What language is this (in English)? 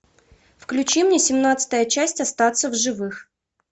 Russian